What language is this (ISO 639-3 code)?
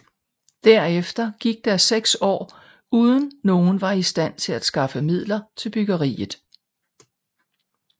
dan